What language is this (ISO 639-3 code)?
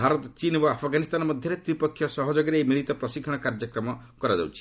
ori